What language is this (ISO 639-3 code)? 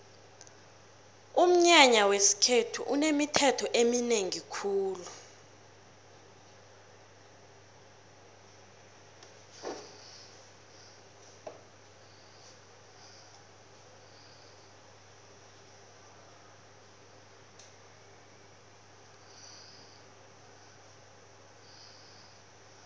nbl